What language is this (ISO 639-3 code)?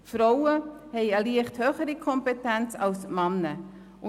gsw